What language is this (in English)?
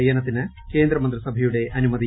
Malayalam